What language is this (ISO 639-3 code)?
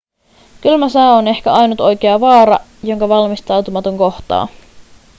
fin